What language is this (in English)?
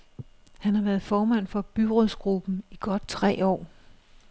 Danish